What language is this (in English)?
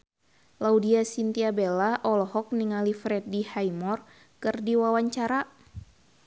Sundanese